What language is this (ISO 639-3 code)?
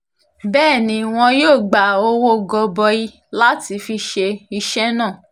yor